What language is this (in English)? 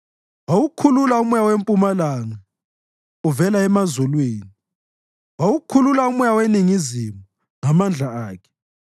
North Ndebele